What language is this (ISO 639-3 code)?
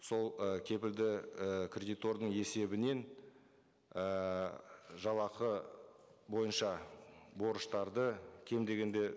kaz